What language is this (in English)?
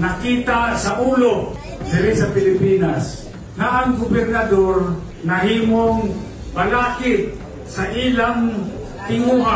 Filipino